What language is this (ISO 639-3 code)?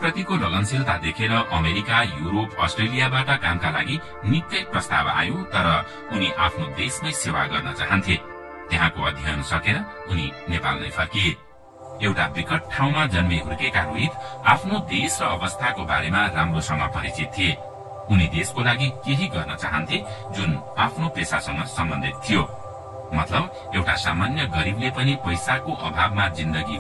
ron